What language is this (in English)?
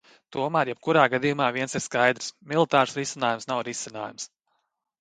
Latvian